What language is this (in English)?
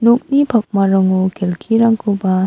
Garo